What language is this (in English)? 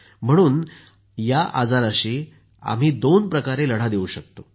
Marathi